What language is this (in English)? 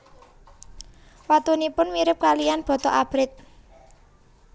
Javanese